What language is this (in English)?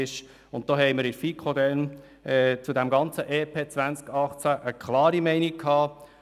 Swiss German